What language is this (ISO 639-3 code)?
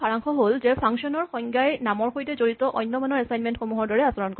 asm